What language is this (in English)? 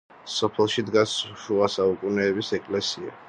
Georgian